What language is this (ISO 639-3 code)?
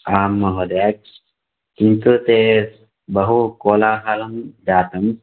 san